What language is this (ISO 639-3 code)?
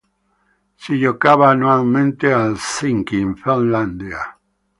ita